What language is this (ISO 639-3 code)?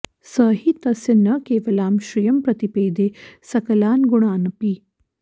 san